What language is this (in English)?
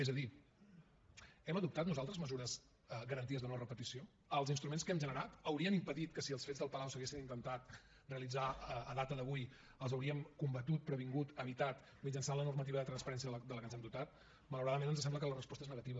Catalan